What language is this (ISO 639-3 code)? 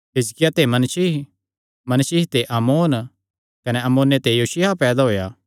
xnr